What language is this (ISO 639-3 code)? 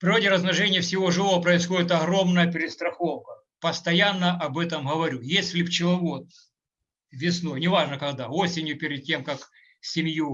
rus